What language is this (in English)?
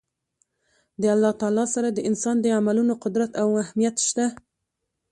Pashto